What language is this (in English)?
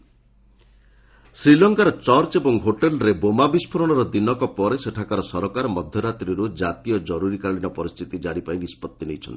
Odia